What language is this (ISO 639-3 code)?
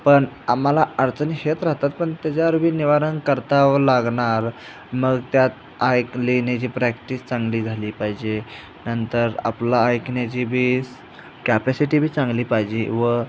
mar